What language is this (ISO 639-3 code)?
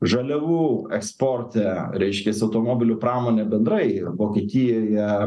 lit